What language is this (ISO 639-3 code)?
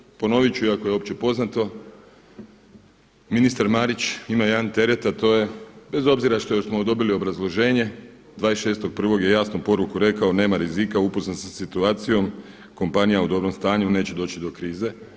hrv